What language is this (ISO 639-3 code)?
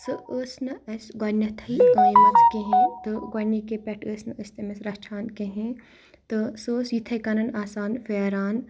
kas